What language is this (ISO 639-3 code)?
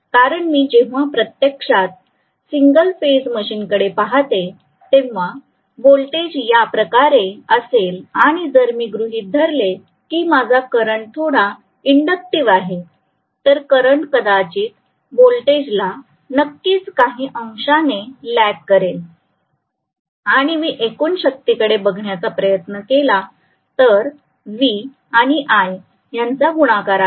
mar